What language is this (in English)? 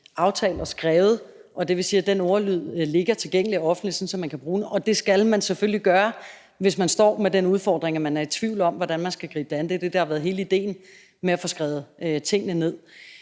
Danish